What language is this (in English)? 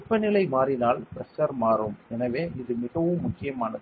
Tamil